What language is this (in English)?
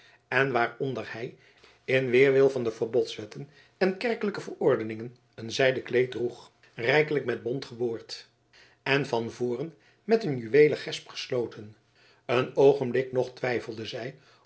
Dutch